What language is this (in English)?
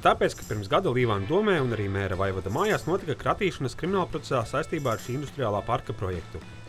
Latvian